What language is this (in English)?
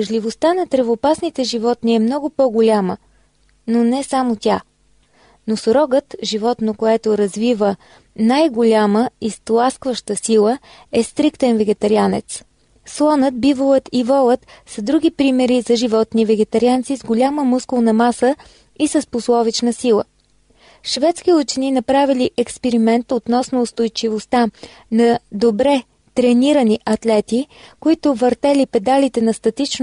Bulgarian